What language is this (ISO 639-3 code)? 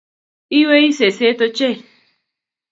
kln